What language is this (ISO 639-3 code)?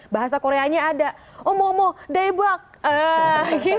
ind